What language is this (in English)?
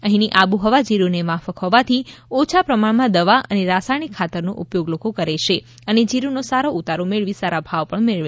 Gujarati